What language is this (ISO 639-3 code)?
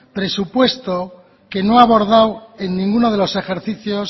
spa